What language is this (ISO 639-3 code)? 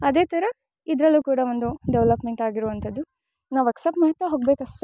kan